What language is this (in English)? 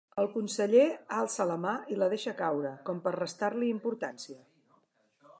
Catalan